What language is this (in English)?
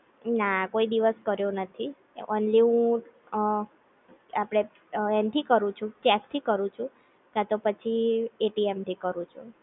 Gujarati